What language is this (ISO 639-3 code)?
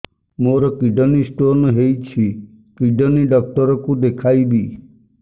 ori